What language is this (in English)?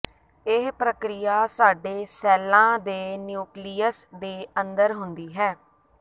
Punjabi